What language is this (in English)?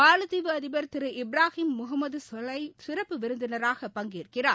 Tamil